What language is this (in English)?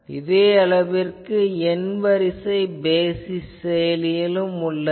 Tamil